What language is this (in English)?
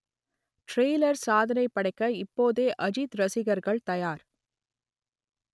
Tamil